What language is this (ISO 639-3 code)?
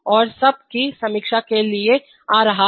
hin